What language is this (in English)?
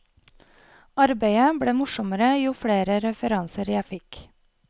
Norwegian